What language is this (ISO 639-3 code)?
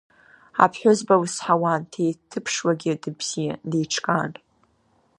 abk